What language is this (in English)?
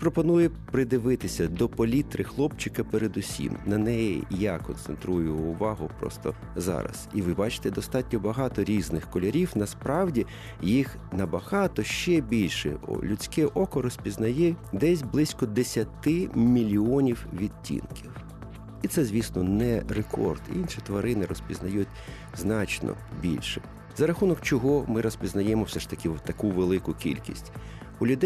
Ukrainian